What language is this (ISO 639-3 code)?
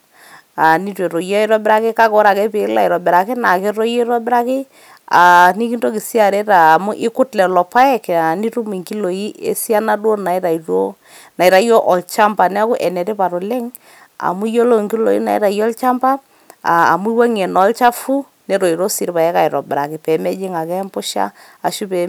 mas